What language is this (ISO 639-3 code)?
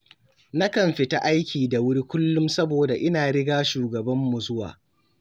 hau